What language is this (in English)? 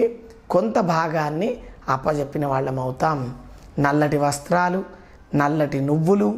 Telugu